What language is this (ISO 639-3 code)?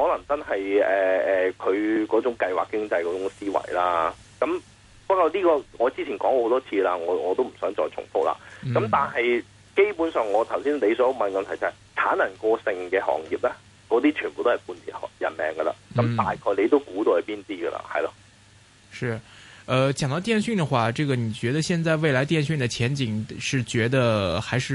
zho